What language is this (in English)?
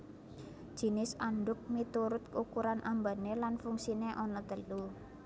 Javanese